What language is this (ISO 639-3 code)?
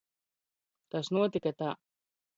lav